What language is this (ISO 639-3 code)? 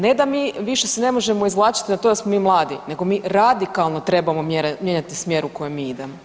hrv